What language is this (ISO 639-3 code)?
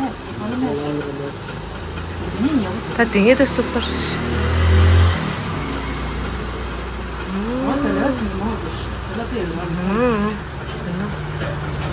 kor